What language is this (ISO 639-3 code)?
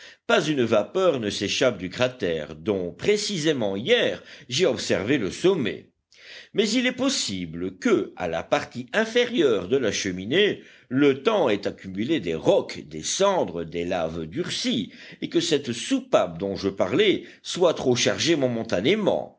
fra